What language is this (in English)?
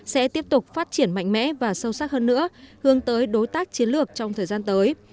Vietnamese